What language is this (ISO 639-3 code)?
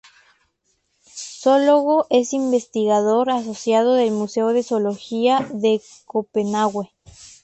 spa